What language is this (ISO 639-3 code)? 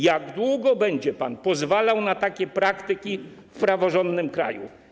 pol